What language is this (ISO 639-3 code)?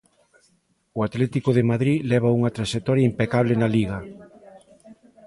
glg